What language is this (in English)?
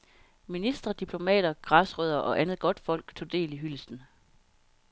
Danish